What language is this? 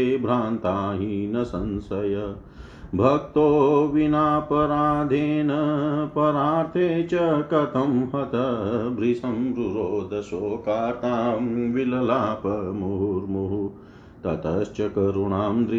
Hindi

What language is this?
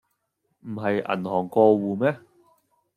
Cantonese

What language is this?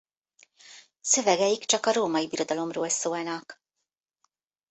Hungarian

